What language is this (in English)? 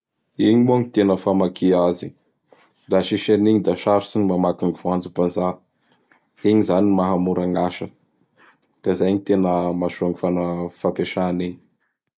Bara Malagasy